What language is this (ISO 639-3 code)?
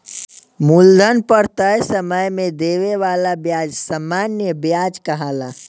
bho